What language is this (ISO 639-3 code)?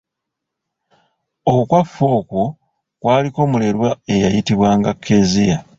lug